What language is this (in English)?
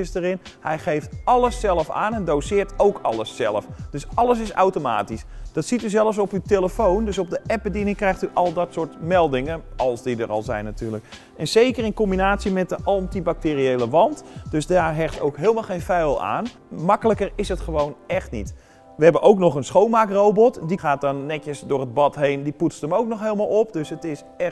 Dutch